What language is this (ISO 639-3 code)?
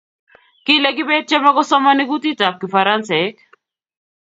kln